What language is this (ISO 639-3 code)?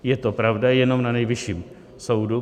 ces